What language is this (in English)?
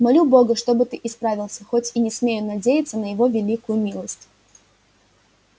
Russian